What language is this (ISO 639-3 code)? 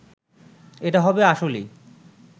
ben